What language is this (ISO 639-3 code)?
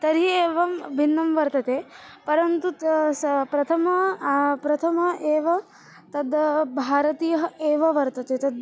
san